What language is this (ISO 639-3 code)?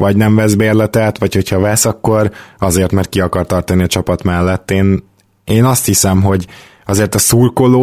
hun